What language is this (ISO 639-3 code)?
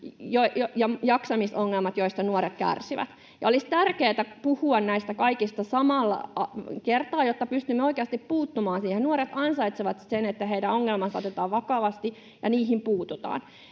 fin